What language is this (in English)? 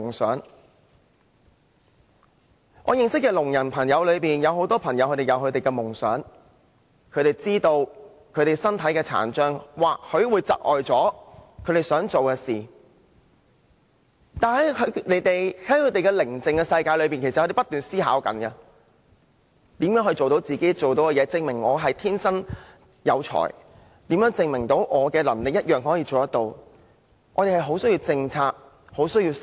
Cantonese